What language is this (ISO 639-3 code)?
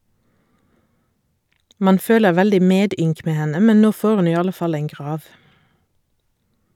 nor